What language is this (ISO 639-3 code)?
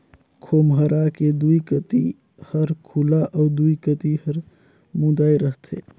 hne